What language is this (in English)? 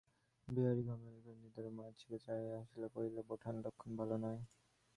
Bangla